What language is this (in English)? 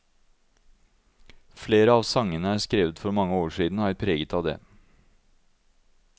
Norwegian